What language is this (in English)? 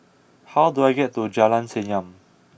English